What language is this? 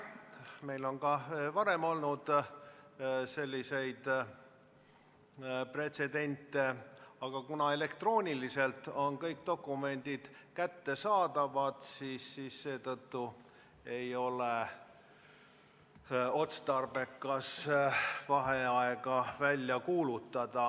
Estonian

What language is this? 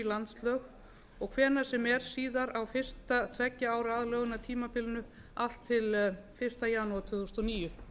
Icelandic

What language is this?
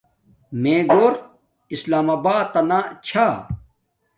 Domaaki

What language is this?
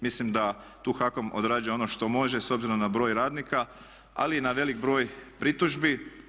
Croatian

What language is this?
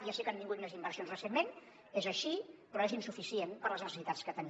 Catalan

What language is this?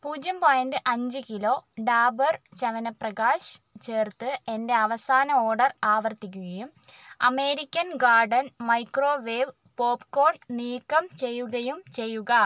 Malayalam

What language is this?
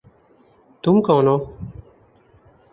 Urdu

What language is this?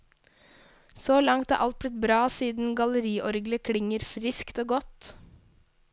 Norwegian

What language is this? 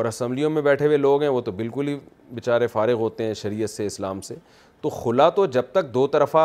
Urdu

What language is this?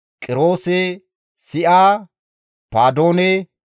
Gamo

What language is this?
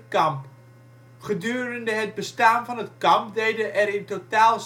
Dutch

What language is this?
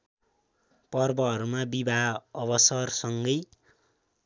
Nepali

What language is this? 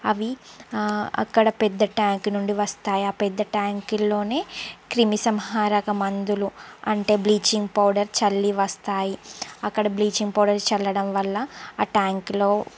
Telugu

